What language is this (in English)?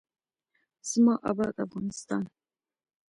Pashto